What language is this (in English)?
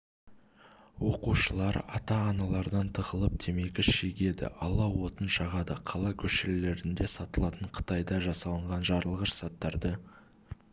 Kazakh